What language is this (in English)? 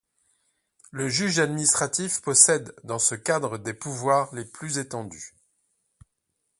French